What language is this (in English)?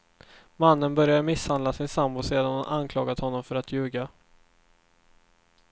Swedish